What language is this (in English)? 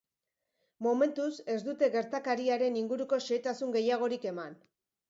Basque